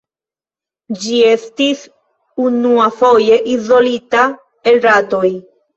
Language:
Esperanto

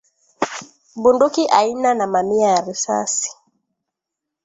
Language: Swahili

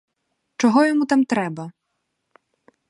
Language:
Ukrainian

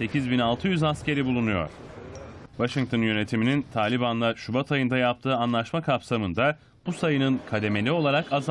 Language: Turkish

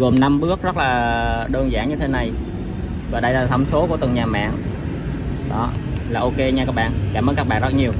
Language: Vietnamese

